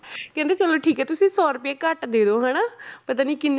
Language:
Punjabi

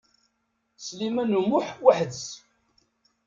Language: Kabyle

